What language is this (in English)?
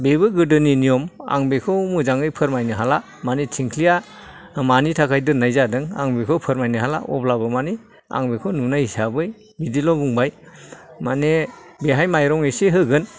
Bodo